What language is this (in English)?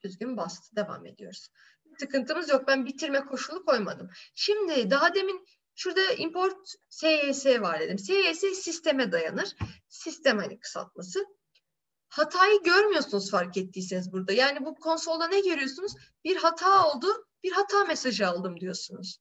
Turkish